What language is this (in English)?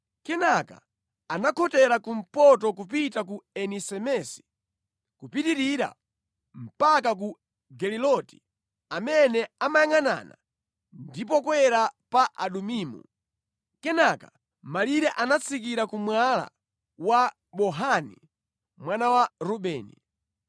Nyanja